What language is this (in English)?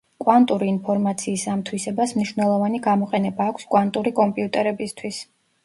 Georgian